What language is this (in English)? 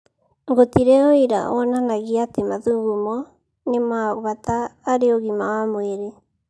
Kikuyu